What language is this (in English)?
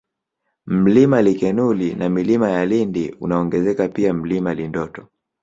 Swahili